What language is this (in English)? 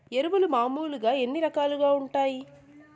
Telugu